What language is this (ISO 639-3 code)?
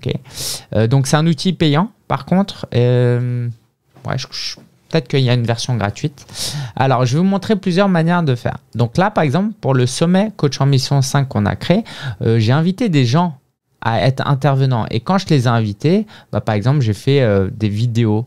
fra